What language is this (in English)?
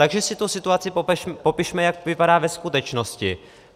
Czech